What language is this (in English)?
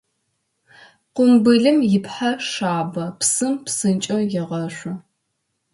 Adyghe